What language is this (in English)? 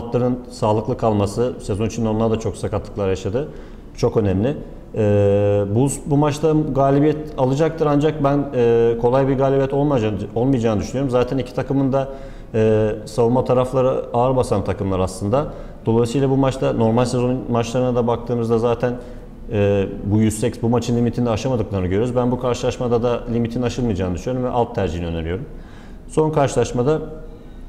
Turkish